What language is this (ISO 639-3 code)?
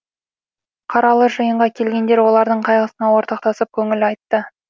kaz